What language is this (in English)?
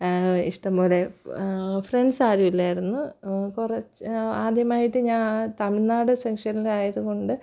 Malayalam